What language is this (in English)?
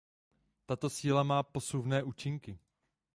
Czech